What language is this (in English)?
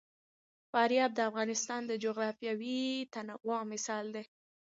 Pashto